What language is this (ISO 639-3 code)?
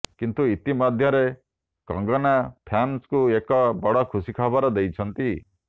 ori